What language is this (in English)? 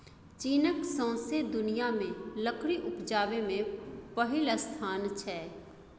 Maithili